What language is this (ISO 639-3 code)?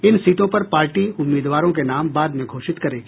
hin